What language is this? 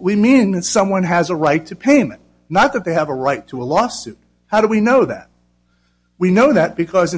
English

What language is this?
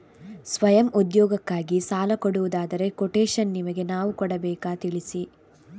Kannada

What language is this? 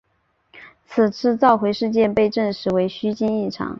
Chinese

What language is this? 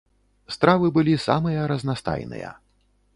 Belarusian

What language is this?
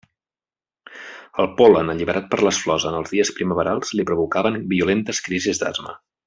Catalan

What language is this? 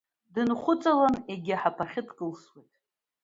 Abkhazian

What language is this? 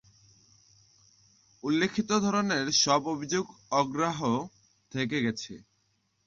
Bangla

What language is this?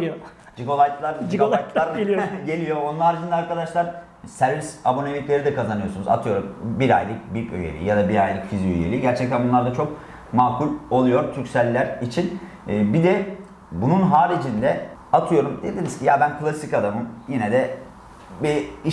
Turkish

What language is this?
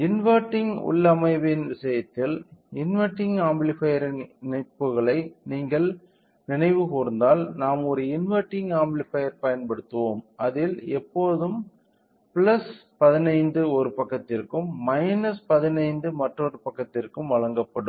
Tamil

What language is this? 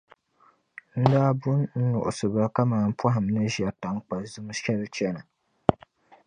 Dagbani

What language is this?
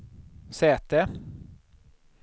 Swedish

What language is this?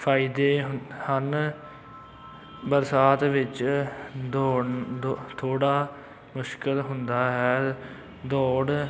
Punjabi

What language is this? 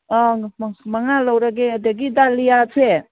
Manipuri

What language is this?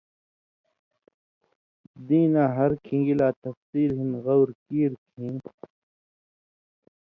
Indus Kohistani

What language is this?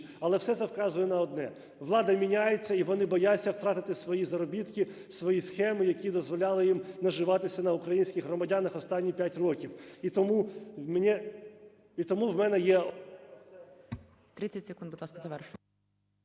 Ukrainian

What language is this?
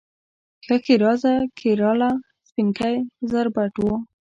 Pashto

